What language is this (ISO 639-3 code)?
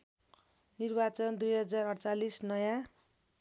nep